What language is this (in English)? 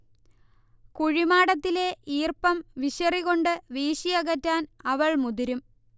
Malayalam